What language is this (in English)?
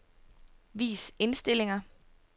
Danish